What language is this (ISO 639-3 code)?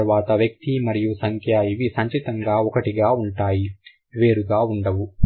tel